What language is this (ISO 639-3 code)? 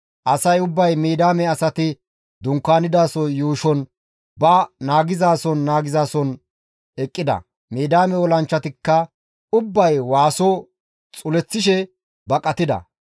gmv